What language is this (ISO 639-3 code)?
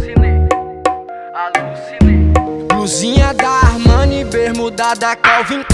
por